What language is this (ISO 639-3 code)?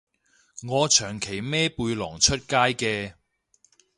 yue